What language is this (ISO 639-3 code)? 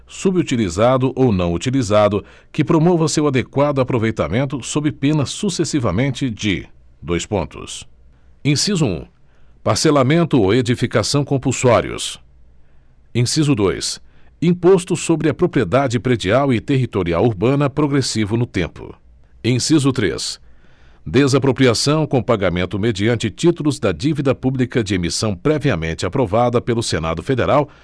por